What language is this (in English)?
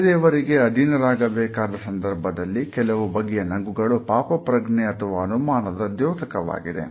Kannada